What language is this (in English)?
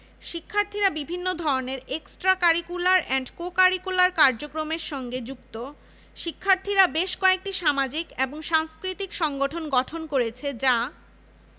Bangla